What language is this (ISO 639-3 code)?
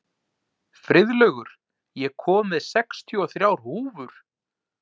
isl